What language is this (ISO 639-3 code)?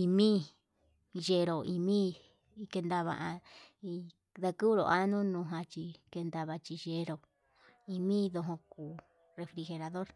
mab